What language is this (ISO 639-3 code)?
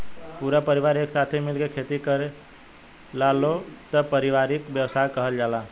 bho